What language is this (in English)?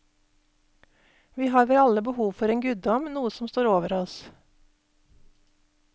Norwegian